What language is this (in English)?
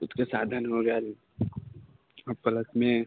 Maithili